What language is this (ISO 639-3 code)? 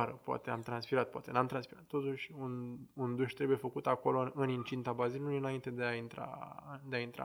ron